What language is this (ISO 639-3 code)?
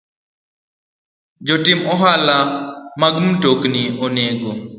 luo